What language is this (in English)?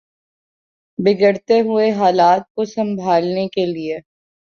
Urdu